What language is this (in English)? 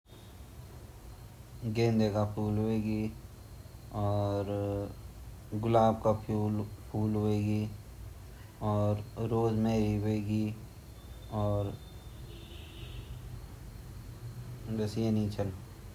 Garhwali